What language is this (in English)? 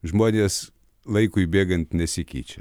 Lithuanian